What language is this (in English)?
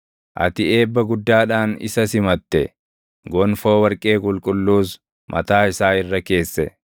Oromo